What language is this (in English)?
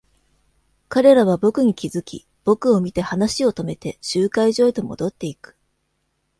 Japanese